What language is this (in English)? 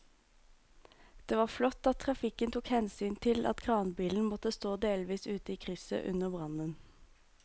Norwegian